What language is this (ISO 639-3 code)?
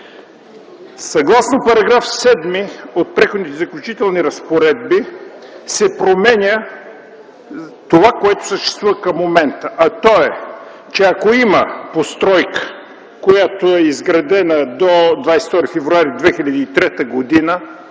bul